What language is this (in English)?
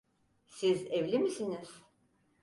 Turkish